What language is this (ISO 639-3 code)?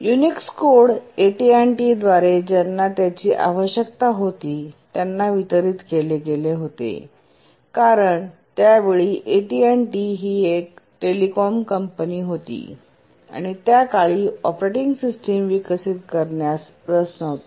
mar